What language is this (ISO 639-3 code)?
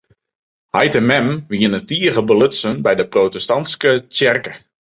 fry